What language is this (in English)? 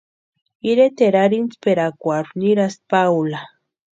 Western Highland Purepecha